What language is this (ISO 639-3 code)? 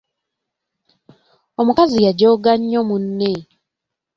lug